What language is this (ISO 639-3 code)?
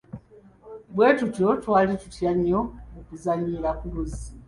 lug